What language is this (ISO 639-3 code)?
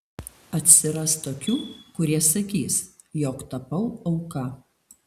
lit